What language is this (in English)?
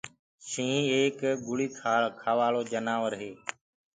Gurgula